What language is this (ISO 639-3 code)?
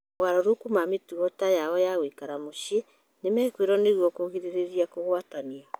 kik